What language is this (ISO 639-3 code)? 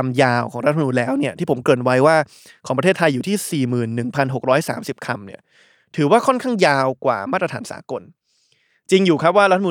tha